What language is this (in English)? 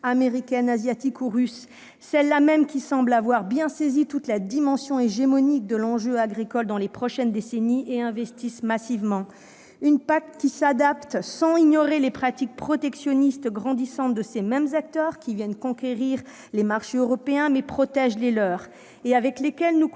French